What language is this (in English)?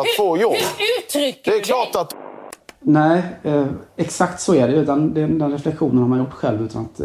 Swedish